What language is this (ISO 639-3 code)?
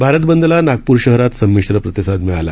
mar